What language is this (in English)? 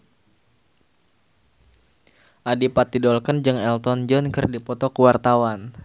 Sundanese